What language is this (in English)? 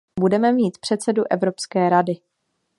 Czech